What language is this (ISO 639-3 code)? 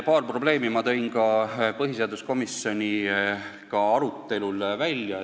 est